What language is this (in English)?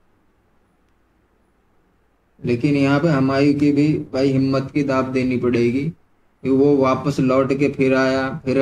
Hindi